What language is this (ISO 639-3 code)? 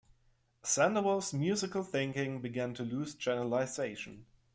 eng